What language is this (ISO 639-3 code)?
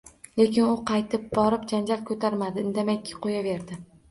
uzb